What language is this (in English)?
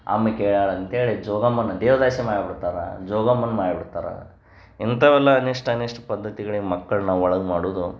Kannada